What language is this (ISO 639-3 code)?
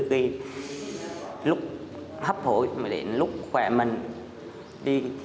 vie